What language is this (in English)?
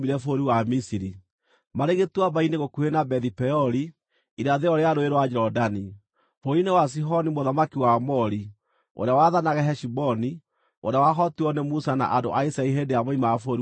Kikuyu